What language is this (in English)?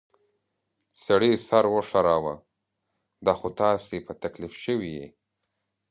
Pashto